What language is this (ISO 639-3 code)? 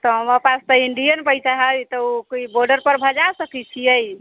mai